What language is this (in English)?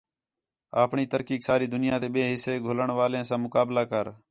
Khetrani